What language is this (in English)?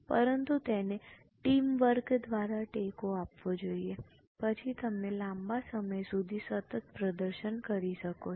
Gujarati